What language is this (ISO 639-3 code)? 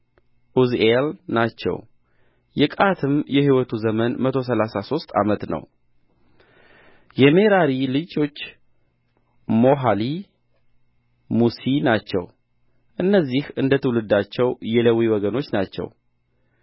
amh